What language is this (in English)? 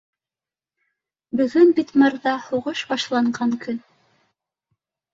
Bashkir